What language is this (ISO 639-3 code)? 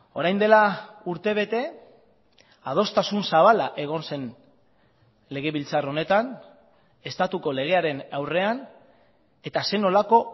eus